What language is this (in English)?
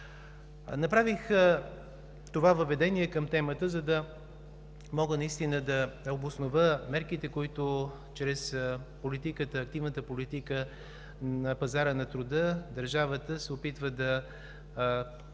Bulgarian